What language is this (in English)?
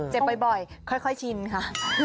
Thai